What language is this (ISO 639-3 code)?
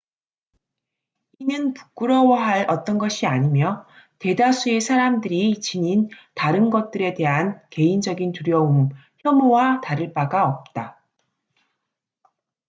kor